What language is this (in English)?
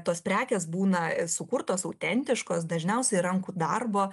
Lithuanian